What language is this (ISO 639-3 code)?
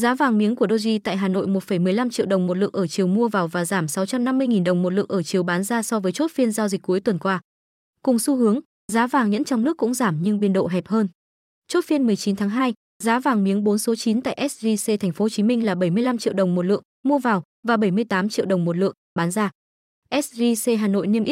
vie